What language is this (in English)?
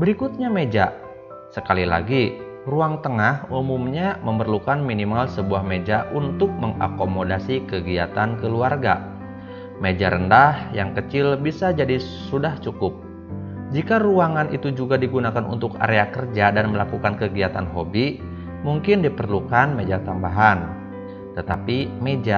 Indonesian